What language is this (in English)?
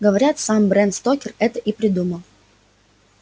Russian